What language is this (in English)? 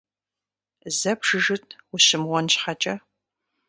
Kabardian